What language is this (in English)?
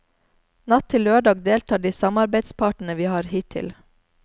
Norwegian